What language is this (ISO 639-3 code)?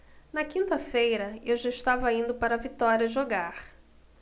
por